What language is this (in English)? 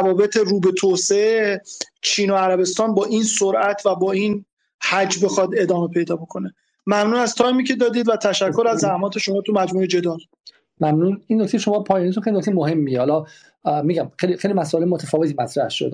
Persian